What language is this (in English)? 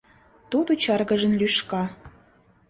Mari